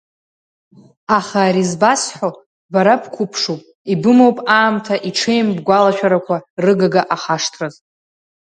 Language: Abkhazian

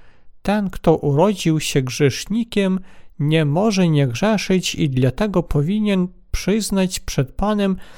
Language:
Polish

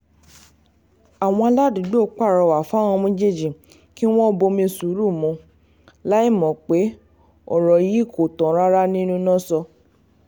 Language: Yoruba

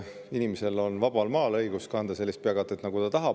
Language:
Estonian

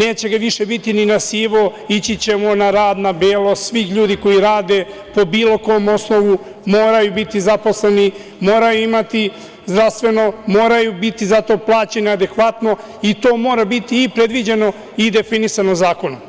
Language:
Serbian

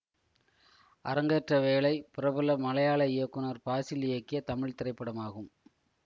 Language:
Tamil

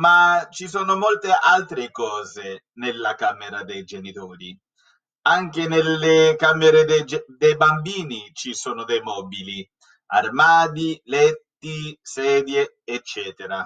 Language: Italian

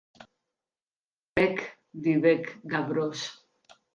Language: Occitan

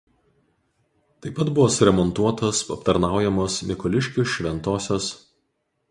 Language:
Lithuanian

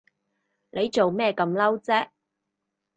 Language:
Cantonese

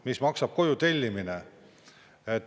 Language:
Estonian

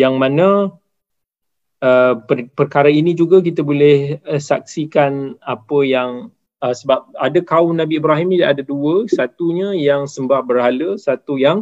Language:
Malay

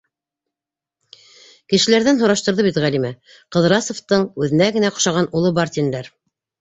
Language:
Bashkir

